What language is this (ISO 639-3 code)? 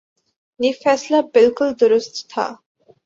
urd